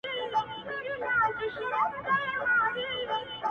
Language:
Pashto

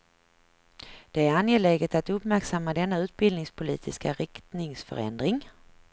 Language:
Swedish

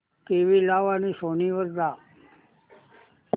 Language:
Marathi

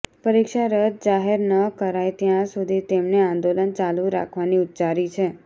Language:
Gujarati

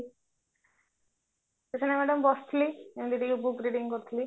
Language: Odia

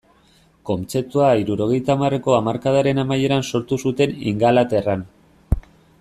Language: Basque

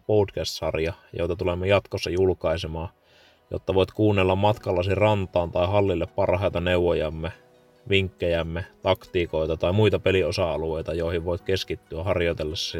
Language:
Finnish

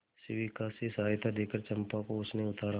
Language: Hindi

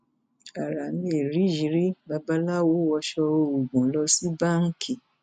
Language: Yoruba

